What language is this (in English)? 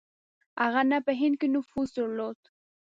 Pashto